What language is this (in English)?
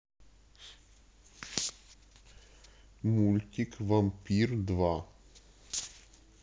Russian